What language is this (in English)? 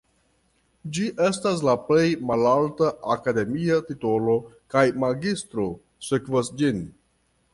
Esperanto